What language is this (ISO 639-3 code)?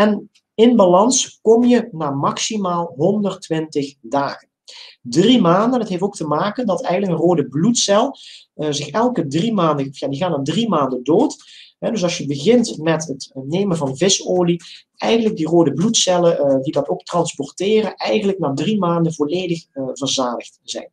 nld